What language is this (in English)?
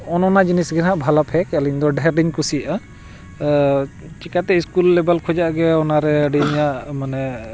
Santali